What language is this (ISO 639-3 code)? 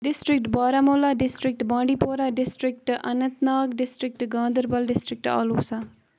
kas